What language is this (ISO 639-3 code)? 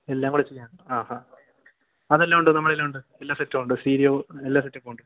mal